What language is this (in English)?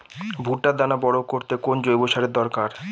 Bangla